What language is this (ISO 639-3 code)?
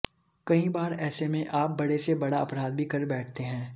hin